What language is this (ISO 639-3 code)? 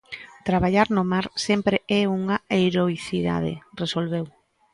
glg